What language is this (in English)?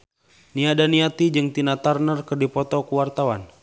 Sundanese